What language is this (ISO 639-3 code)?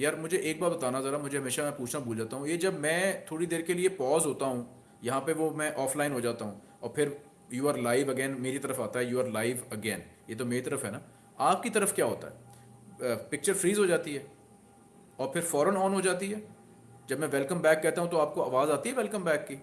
hin